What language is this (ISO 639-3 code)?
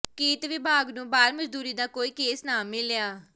pan